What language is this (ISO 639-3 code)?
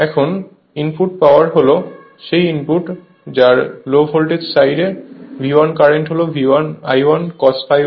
ben